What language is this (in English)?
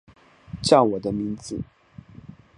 Chinese